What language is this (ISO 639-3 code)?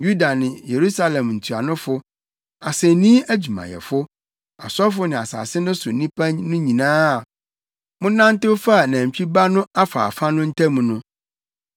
aka